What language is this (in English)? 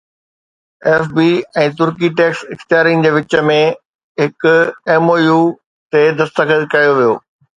Sindhi